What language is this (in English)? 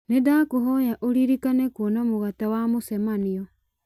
Kikuyu